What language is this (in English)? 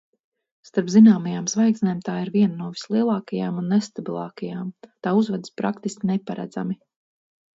Latvian